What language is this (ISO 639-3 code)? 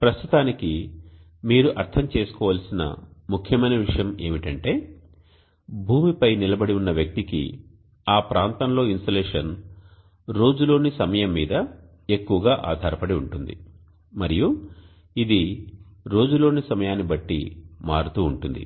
tel